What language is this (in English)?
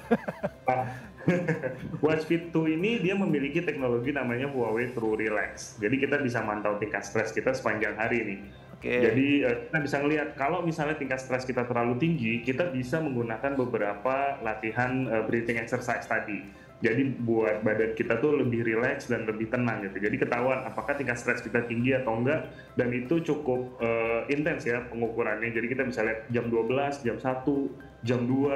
Indonesian